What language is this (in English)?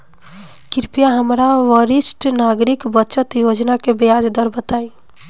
Bhojpuri